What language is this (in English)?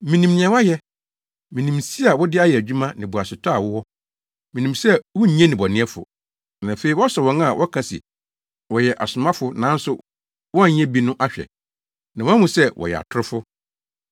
Akan